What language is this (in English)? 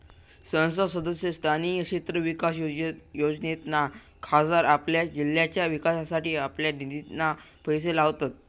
Marathi